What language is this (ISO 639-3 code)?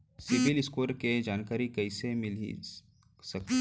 hne